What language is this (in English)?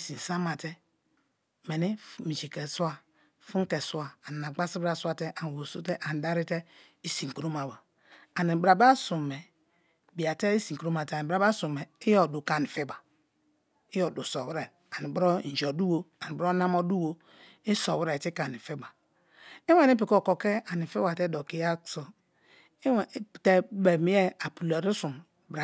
Kalabari